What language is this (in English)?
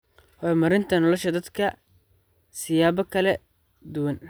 Somali